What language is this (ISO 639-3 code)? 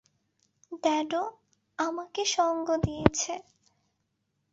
ben